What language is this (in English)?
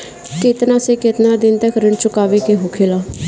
Bhojpuri